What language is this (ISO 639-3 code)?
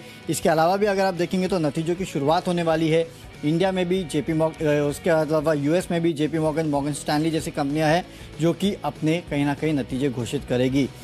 hin